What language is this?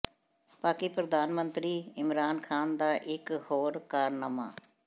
Punjabi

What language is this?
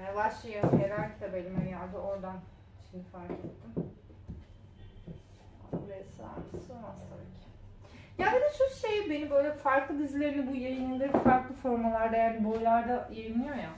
Turkish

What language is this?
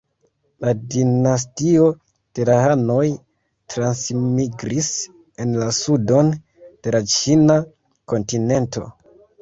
Esperanto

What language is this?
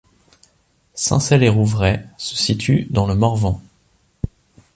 French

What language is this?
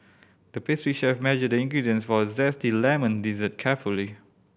English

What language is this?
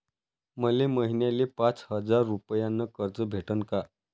Marathi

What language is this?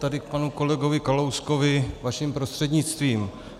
Czech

